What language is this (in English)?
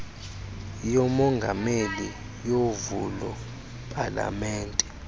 Xhosa